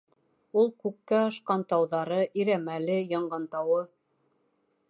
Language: Bashkir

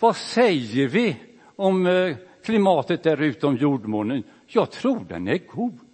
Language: Swedish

